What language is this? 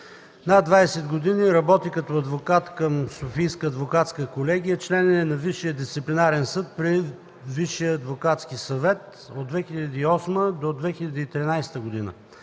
Bulgarian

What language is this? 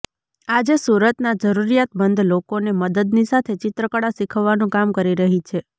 Gujarati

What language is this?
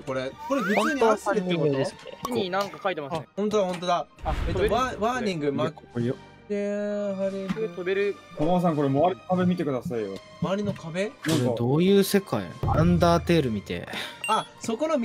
Japanese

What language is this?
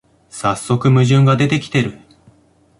Japanese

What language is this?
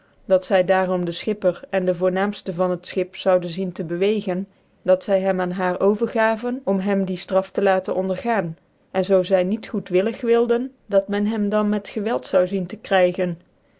Dutch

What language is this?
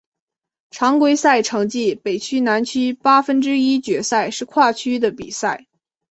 Chinese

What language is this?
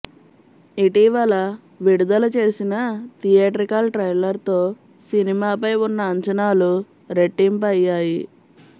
Telugu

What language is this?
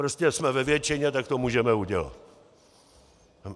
Czech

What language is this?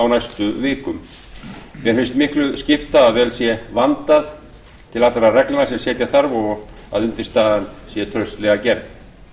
Icelandic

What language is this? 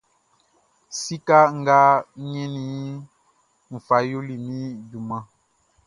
Baoulé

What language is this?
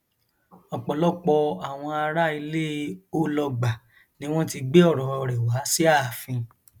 Yoruba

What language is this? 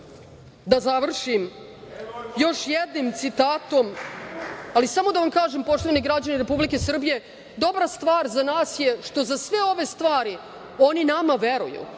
Serbian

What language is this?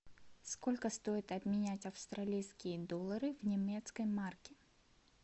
Russian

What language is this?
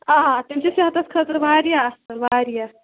Kashmiri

